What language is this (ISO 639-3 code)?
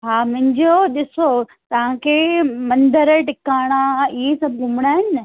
snd